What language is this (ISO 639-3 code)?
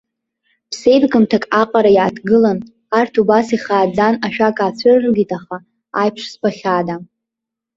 abk